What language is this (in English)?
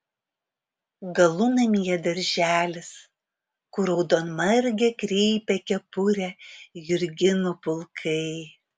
Lithuanian